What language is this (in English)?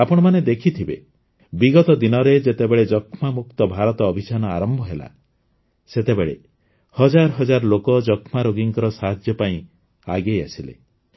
Odia